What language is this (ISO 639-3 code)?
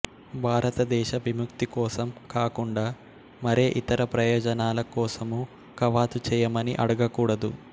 tel